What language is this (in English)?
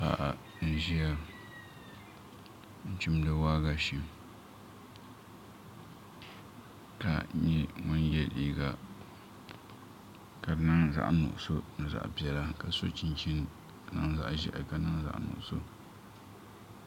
Dagbani